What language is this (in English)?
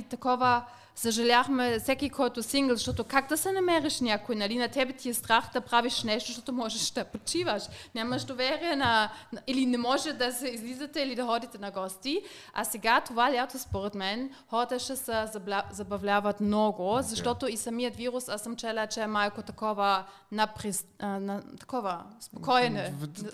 Bulgarian